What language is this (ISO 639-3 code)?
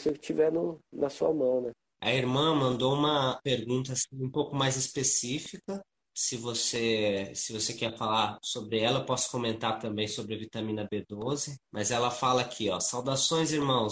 por